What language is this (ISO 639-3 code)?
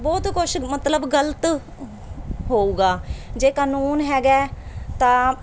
pan